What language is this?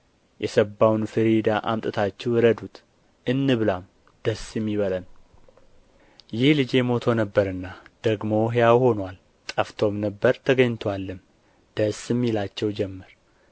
Amharic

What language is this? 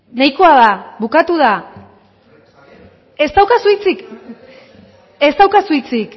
Basque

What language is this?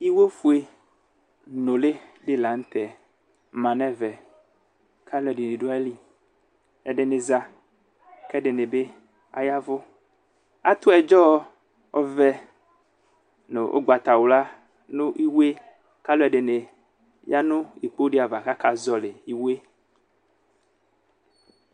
Ikposo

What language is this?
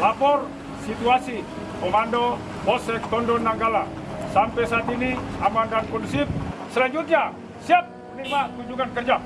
Indonesian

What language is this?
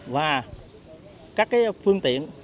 Vietnamese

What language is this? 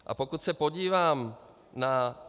Czech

